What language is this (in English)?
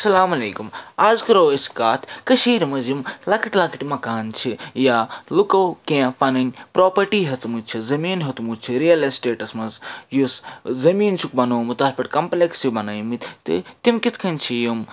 Kashmiri